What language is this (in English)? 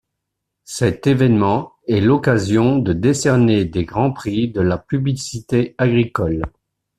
French